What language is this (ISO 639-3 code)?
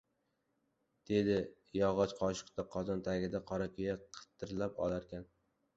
uzb